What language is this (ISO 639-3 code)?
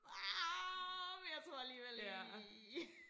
dan